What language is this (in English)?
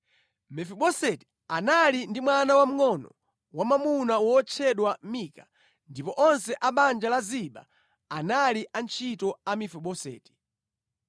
Nyanja